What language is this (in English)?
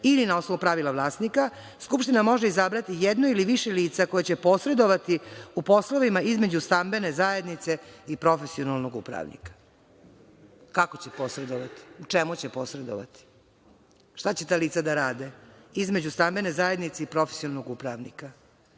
Serbian